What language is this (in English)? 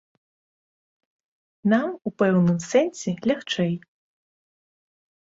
Belarusian